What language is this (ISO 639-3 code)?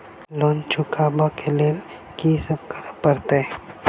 mai